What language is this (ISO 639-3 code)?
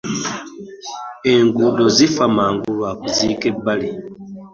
lug